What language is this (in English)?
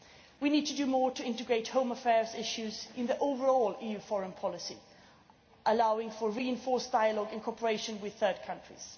English